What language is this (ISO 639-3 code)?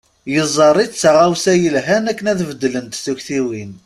kab